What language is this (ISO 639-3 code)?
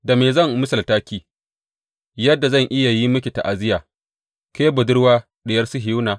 hau